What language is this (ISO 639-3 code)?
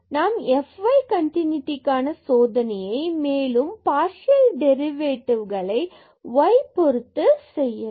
tam